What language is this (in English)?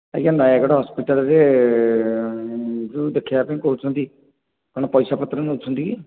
Odia